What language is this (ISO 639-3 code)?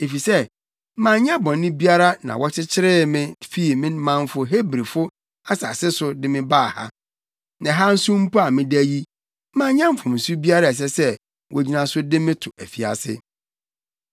aka